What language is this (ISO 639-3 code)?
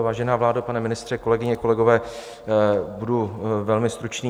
ces